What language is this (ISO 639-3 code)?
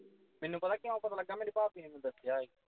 pan